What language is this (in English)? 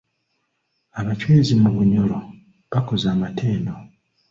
Ganda